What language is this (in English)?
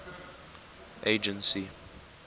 English